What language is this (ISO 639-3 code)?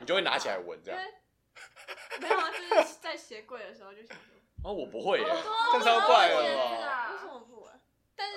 zho